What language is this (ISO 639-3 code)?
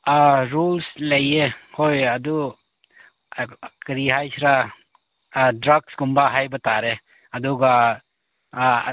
mni